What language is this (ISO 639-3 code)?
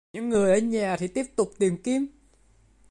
vie